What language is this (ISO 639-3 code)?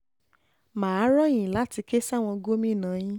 yor